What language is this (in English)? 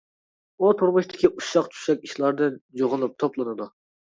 Uyghur